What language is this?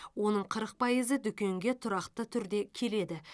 Kazakh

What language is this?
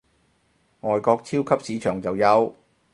Cantonese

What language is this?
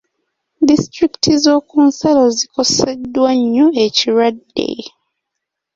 Ganda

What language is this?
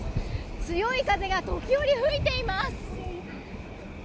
Japanese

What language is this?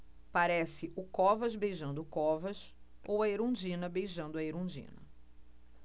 Portuguese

